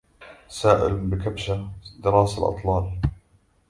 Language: Arabic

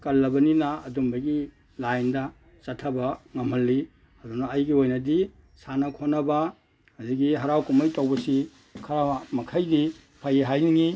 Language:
Manipuri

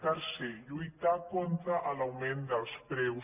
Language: Catalan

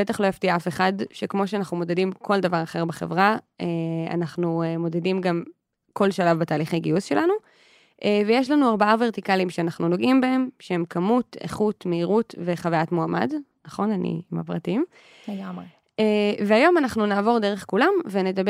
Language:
Hebrew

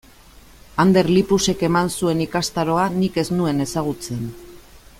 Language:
Basque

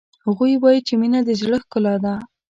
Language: Pashto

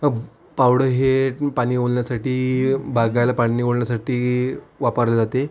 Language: Marathi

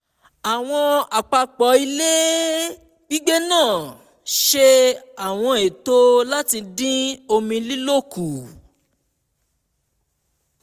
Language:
Yoruba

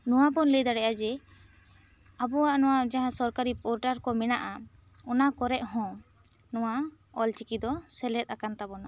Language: Santali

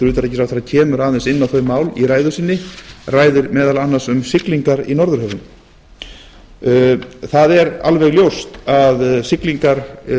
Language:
Icelandic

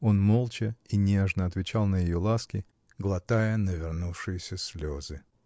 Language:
Russian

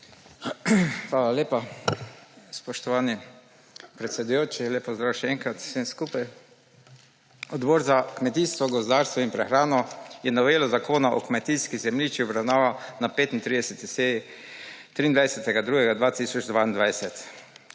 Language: Slovenian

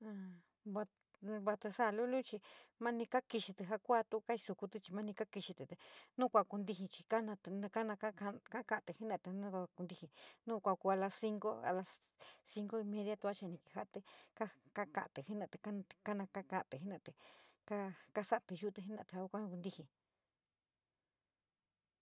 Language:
San Miguel El Grande Mixtec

